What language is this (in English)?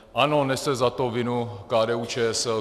Czech